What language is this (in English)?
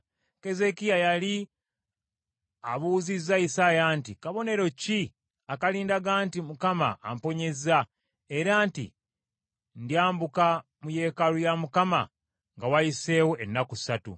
Ganda